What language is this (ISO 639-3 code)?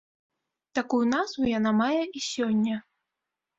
bel